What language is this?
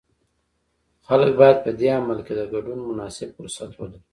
Pashto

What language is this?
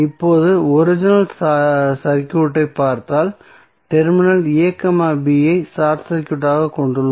Tamil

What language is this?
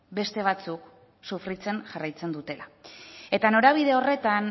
Basque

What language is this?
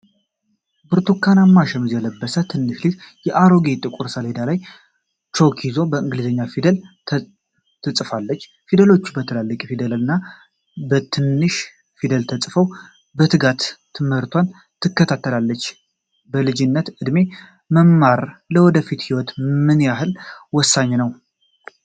Amharic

